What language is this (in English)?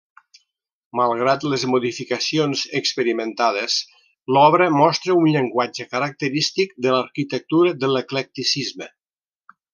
Catalan